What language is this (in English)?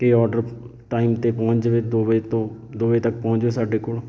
Punjabi